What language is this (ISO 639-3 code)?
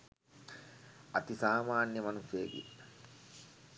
sin